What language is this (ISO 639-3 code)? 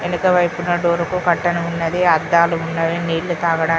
tel